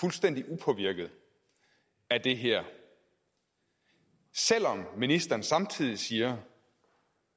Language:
Danish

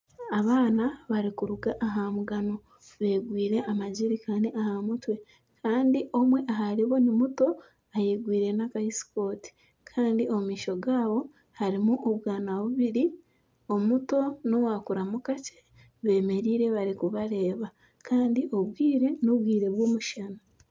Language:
Nyankole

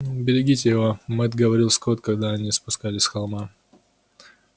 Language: Russian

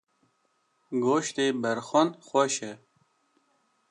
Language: Kurdish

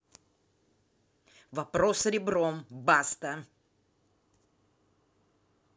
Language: Russian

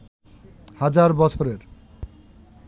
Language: Bangla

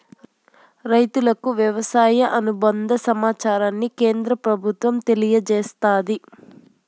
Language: Telugu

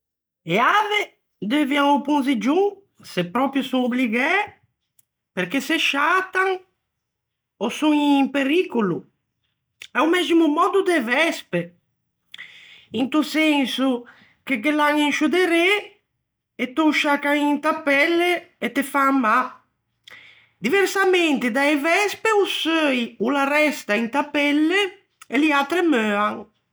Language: Ligurian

